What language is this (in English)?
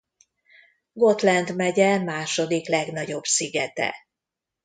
Hungarian